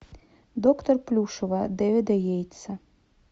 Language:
Russian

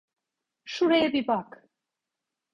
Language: Turkish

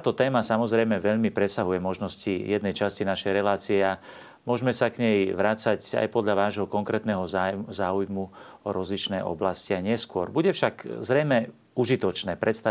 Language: Slovak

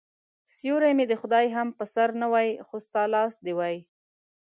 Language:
Pashto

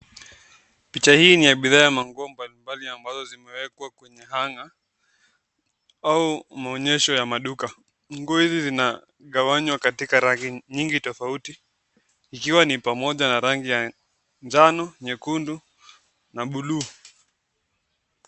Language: Swahili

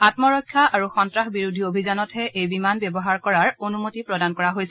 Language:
Assamese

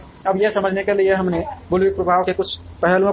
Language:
Hindi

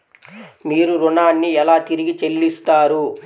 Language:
Telugu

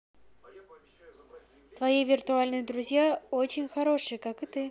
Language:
Russian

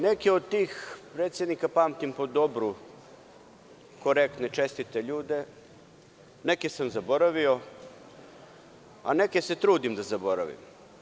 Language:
Serbian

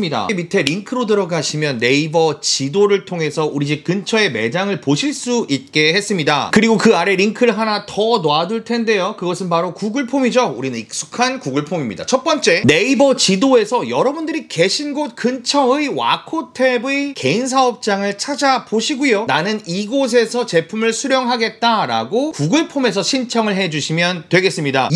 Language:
Korean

